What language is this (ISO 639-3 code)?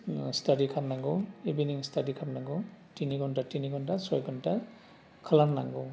brx